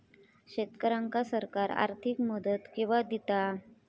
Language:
Marathi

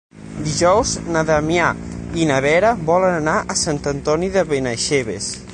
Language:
Catalan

